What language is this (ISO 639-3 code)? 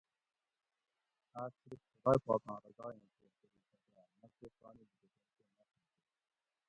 gwc